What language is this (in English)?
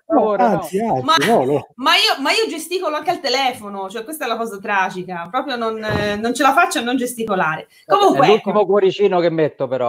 Italian